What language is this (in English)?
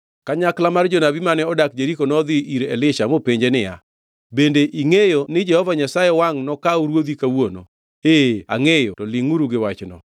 Luo (Kenya and Tanzania)